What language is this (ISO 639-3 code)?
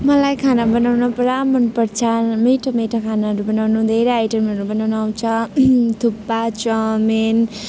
nep